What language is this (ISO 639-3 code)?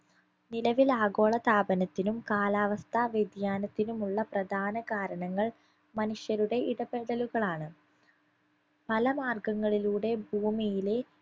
mal